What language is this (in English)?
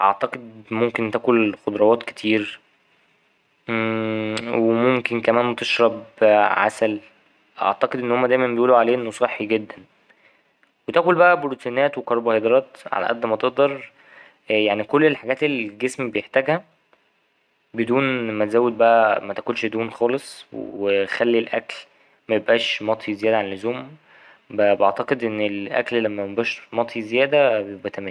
Egyptian Arabic